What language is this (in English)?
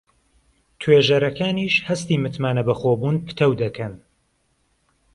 Central Kurdish